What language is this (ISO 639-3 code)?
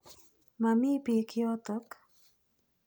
kln